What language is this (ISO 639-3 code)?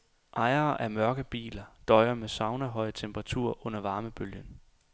dan